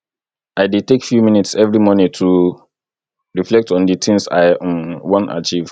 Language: Nigerian Pidgin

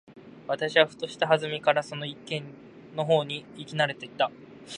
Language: Japanese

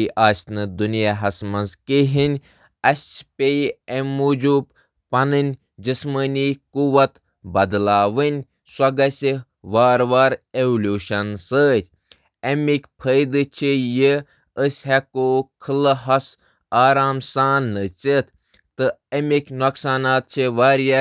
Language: Kashmiri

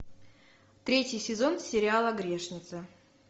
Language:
Russian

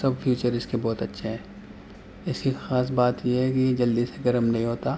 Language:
Urdu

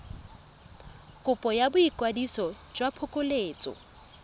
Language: Tswana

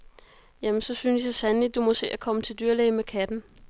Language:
Danish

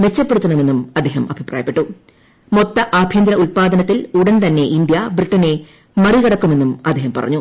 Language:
Malayalam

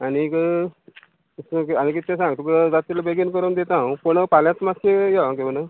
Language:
Konkani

